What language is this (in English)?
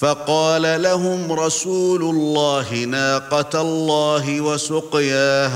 Arabic